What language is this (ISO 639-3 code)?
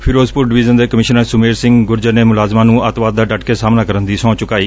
pan